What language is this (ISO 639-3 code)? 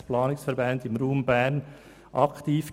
gsw